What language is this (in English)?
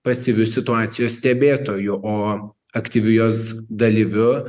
Lithuanian